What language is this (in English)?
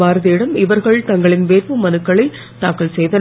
Tamil